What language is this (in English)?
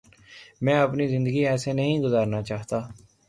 Urdu